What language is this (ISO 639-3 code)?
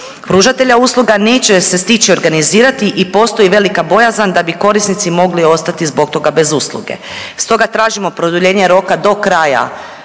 hrv